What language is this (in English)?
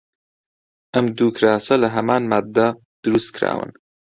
Central Kurdish